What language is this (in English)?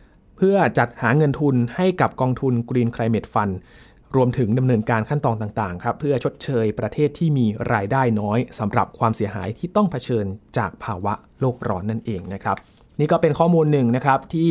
Thai